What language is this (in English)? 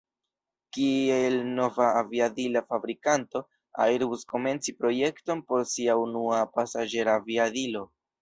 Esperanto